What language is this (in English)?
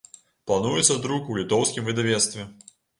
Belarusian